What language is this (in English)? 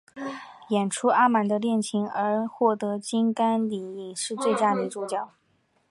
Chinese